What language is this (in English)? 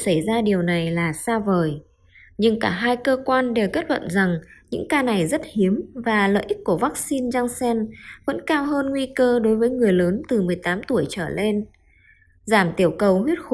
Vietnamese